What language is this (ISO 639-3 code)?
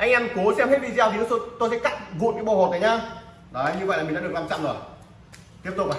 vie